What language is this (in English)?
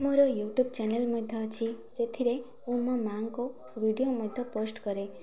Odia